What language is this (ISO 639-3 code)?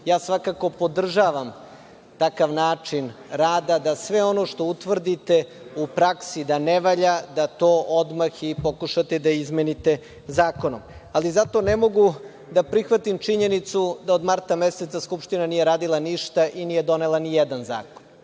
srp